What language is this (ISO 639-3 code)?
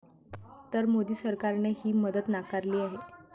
mar